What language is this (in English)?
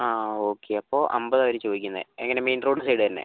Malayalam